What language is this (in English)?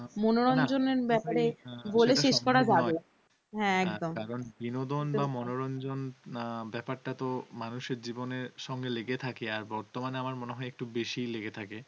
Bangla